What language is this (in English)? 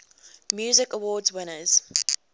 English